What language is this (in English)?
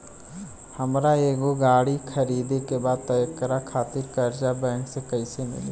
Bhojpuri